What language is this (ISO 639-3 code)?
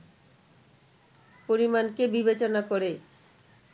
ben